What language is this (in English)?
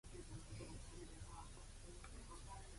Japanese